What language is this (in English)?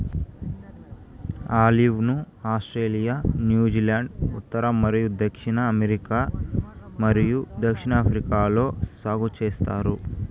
Telugu